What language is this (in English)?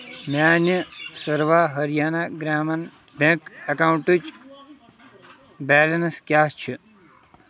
Kashmiri